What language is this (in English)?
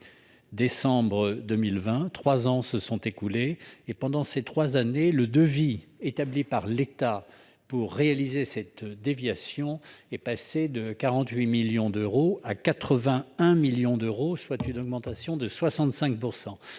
French